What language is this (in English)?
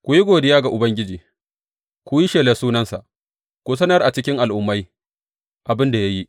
Hausa